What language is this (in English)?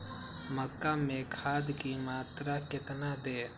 Magahi